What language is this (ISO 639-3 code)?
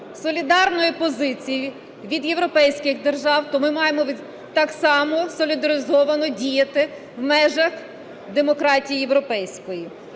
ukr